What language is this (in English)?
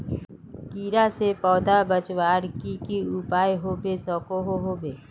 Magahi